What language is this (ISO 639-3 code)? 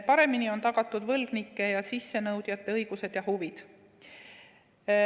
est